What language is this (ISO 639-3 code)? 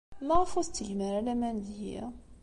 kab